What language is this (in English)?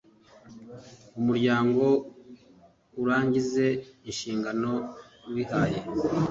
Kinyarwanda